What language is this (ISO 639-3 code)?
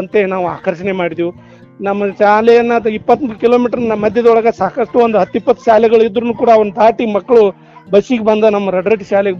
kan